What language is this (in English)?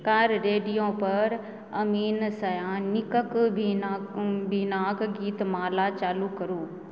Maithili